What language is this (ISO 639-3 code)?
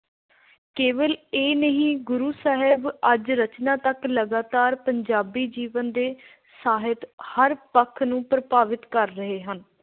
pan